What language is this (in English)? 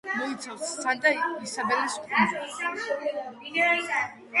Georgian